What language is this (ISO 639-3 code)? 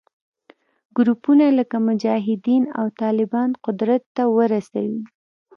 pus